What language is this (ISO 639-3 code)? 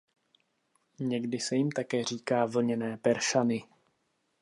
ces